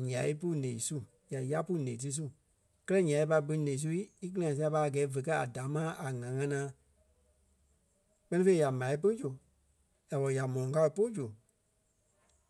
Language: Kpelle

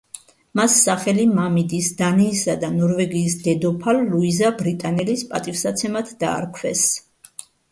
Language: Georgian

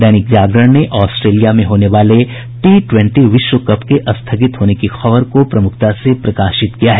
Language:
Hindi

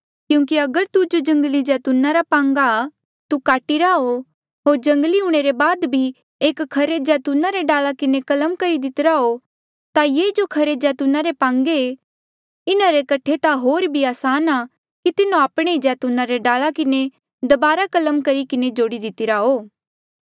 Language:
Mandeali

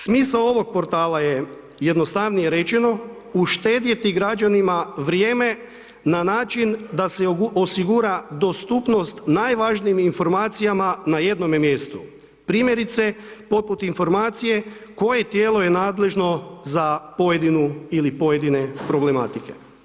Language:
Croatian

